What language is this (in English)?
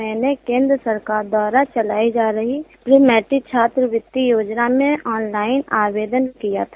Hindi